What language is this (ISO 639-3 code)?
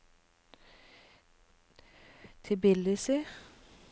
nor